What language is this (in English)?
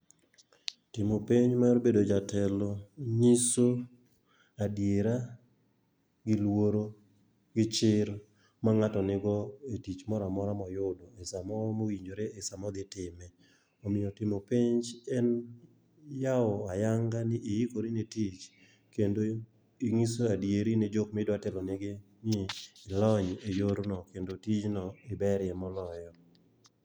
Luo (Kenya and Tanzania)